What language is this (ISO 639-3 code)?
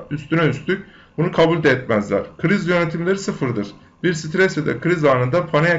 tur